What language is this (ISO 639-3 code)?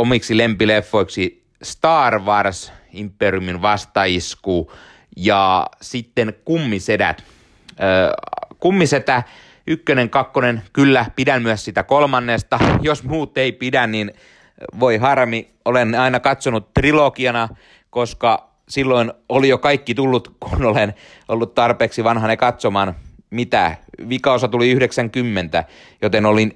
fin